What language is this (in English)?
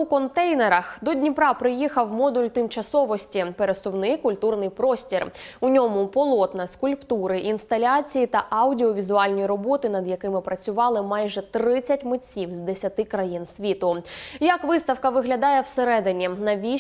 Ukrainian